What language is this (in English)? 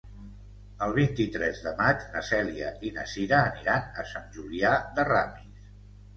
Catalan